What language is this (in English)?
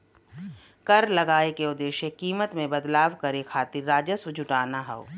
Bhojpuri